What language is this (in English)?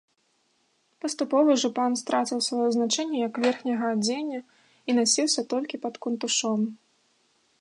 Belarusian